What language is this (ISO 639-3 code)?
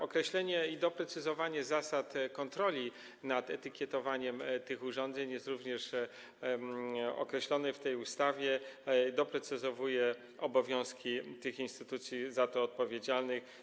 pol